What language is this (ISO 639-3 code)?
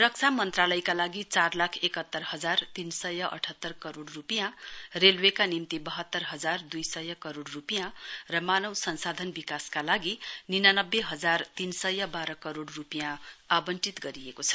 nep